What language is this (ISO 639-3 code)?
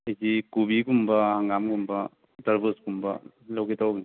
mni